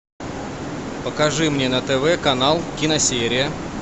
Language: Russian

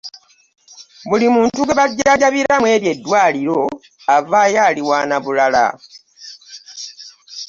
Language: Ganda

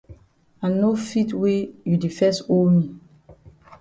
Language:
Cameroon Pidgin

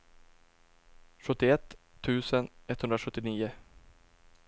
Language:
Swedish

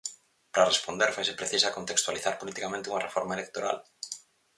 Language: Galician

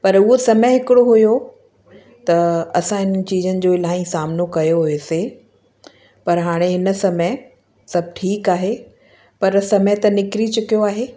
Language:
Sindhi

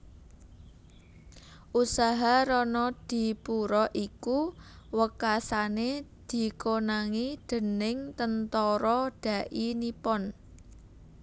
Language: Javanese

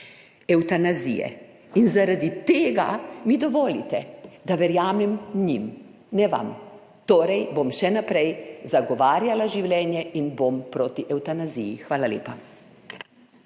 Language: Slovenian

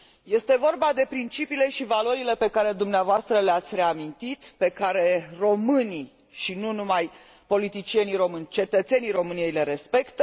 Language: Romanian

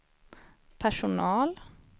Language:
Swedish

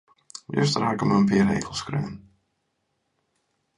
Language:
Western Frisian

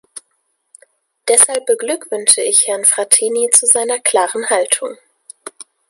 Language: German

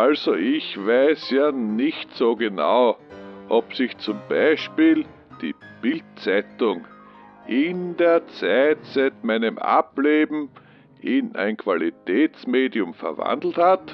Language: German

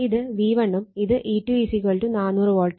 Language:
Malayalam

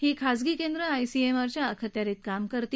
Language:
Marathi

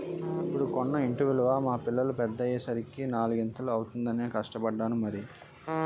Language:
Telugu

